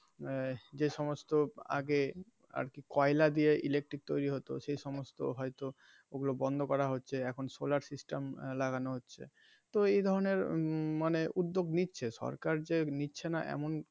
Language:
Bangla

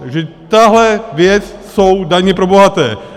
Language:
Czech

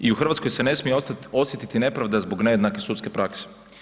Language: Croatian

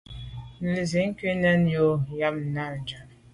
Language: Medumba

